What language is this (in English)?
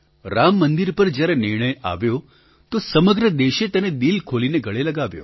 Gujarati